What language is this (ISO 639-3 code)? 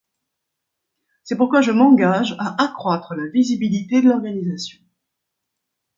fra